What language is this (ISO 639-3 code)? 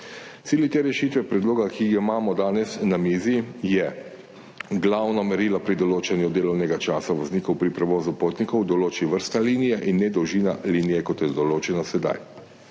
slv